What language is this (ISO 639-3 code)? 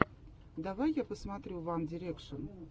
rus